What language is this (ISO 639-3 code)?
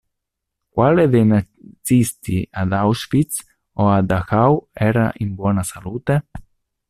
ita